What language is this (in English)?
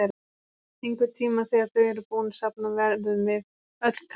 Icelandic